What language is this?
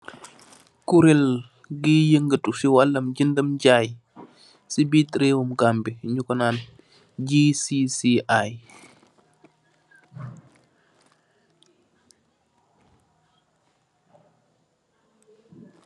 Wolof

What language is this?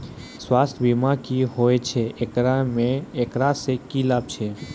Maithili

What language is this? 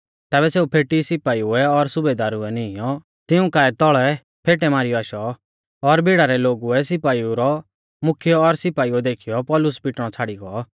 Mahasu Pahari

